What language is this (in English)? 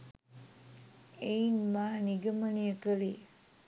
Sinhala